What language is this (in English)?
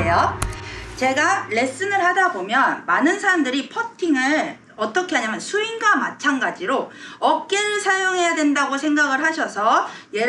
Korean